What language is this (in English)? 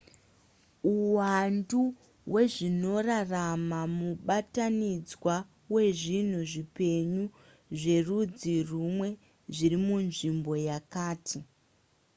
Shona